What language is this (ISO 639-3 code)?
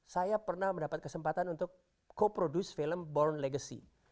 ind